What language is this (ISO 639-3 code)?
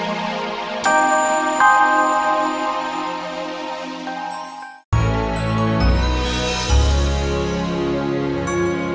ind